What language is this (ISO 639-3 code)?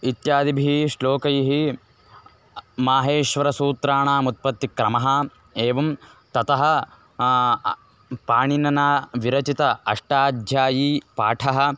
san